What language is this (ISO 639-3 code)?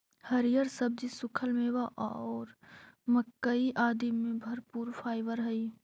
mag